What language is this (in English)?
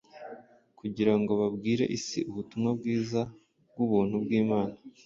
Kinyarwanda